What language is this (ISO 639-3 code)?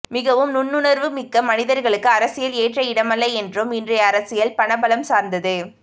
tam